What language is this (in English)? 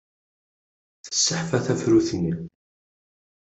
Kabyle